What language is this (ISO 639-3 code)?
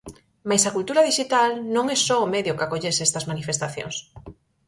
glg